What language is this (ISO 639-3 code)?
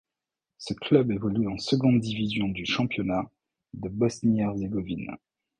fra